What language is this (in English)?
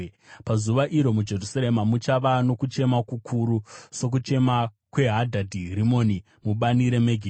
Shona